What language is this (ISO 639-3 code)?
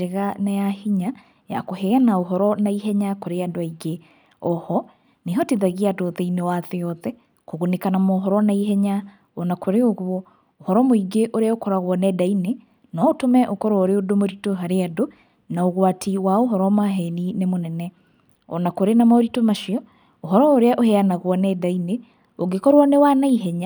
kik